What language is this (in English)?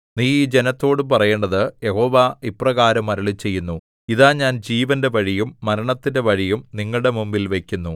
Malayalam